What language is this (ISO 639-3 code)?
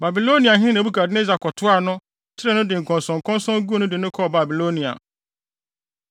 aka